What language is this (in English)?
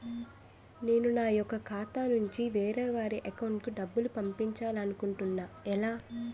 Telugu